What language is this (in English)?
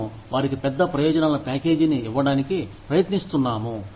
Telugu